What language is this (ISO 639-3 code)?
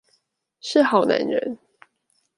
zho